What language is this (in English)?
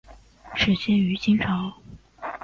Chinese